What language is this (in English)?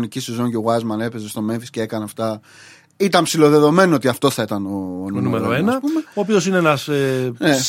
Greek